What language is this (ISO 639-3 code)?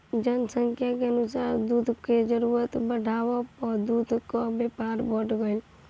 bho